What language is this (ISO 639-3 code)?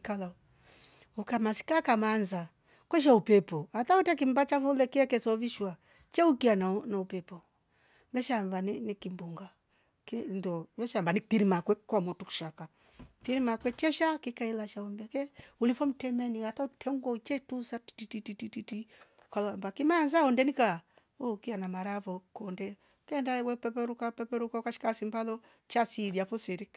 rof